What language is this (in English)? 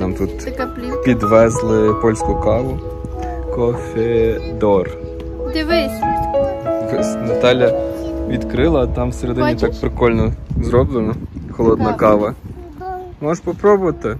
Ukrainian